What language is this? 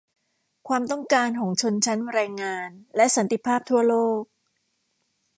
Thai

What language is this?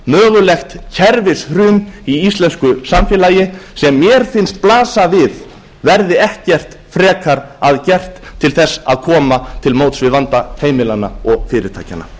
Icelandic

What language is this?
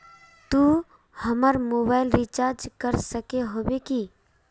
Magahi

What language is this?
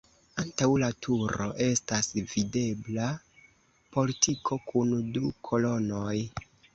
Esperanto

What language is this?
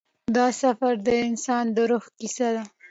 Pashto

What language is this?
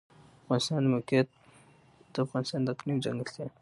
Pashto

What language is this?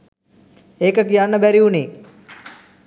Sinhala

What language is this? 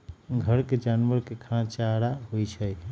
Magahi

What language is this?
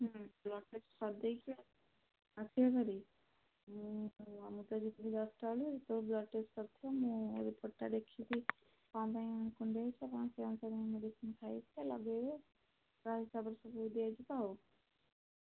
Odia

